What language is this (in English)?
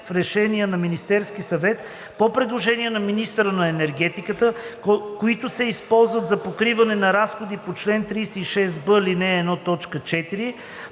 Bulgarian